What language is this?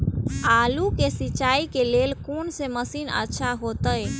Maithili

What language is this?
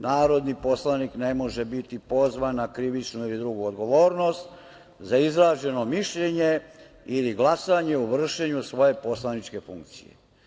Serbian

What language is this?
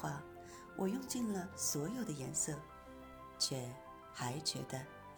Chinese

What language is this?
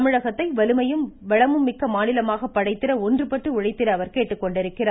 Tamil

